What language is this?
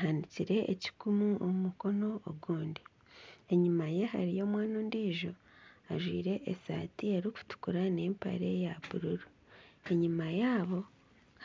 Nyankole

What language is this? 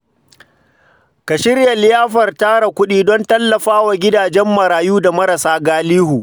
Hausa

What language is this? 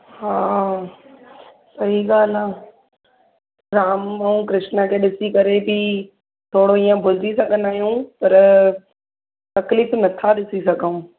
Sindhi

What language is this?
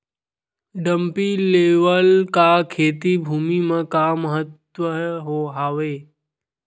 Chhattisgarhi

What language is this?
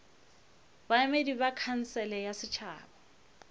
Northern Sotho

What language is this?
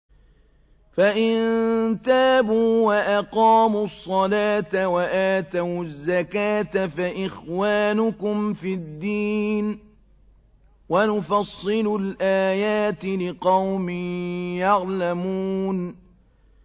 Arabic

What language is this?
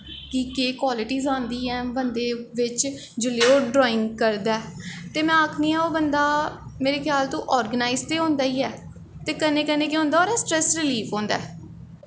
Dogri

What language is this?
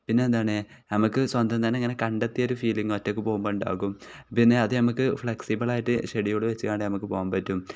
Malayalam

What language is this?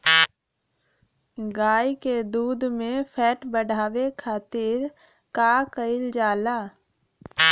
Bhojpuri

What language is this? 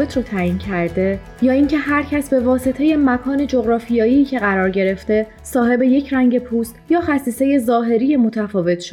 Persian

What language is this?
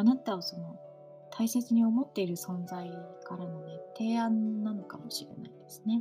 Japanese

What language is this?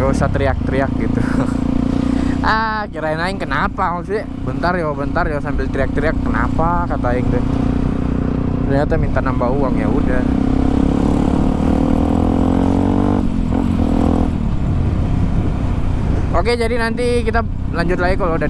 Indonesian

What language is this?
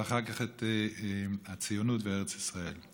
Hebrew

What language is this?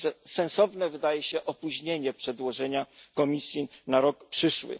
Polish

